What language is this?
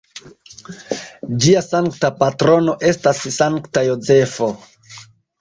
Esperanto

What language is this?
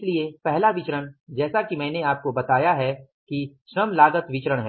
Hindi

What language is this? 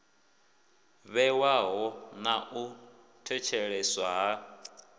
Venda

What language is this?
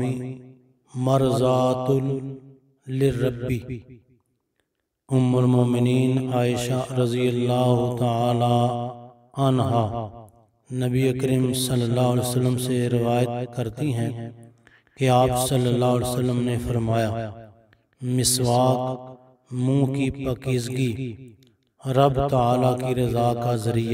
Turkish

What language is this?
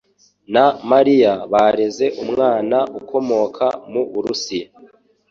Kinyarwanda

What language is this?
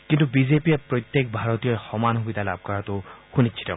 Assamese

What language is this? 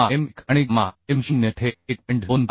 Marathi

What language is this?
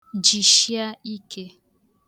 Igbo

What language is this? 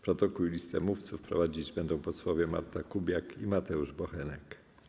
Polish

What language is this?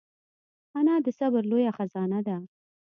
Pashto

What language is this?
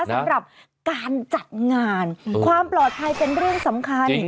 Thai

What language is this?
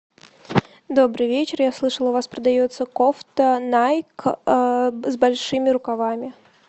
Russian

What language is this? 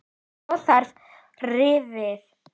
Icelandic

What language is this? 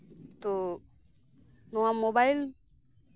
Santali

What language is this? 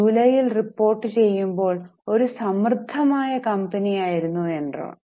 Malayalam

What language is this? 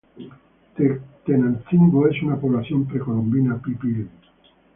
Spanish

